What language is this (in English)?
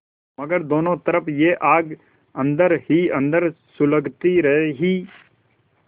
Hindi